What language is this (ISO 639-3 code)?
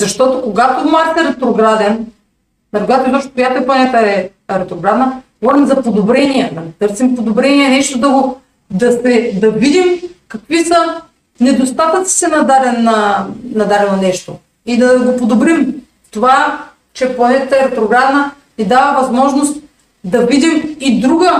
bul